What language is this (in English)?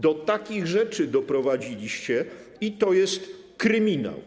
Polish